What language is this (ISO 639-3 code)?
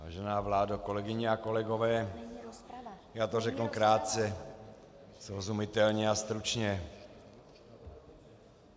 ces